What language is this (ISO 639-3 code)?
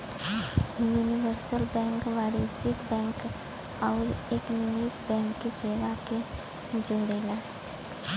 bho